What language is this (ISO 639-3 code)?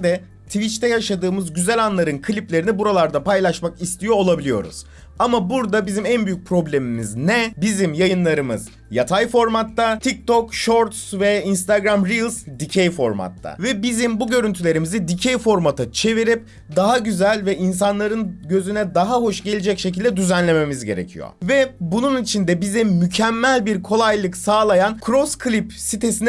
tur